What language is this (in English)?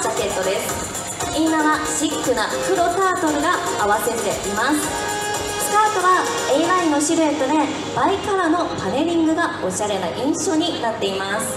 Japanese